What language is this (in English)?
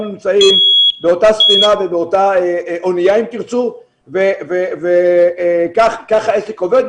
Hebrew